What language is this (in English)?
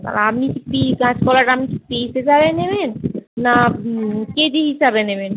Bangla